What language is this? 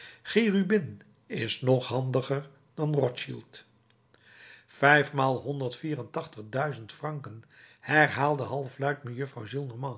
Dutch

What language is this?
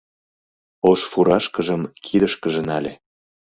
Mari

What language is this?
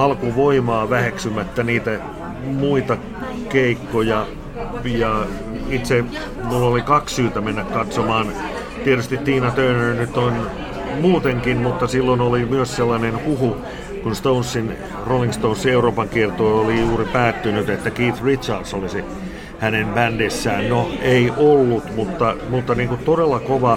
Finnish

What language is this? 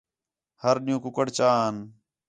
Khetrani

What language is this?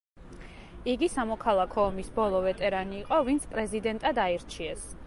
Georgian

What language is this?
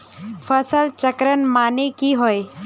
Magahi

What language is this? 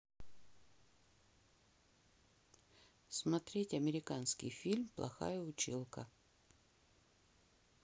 Russian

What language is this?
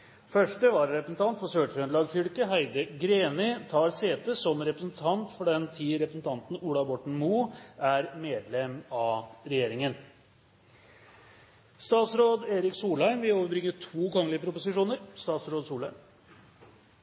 Norwegian Bokmål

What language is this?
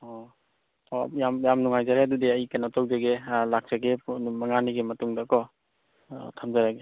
Manipuri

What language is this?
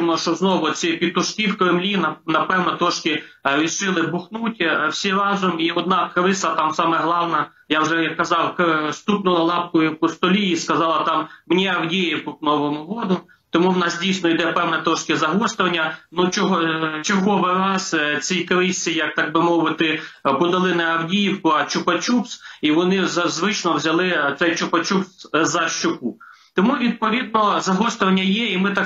Ukrainian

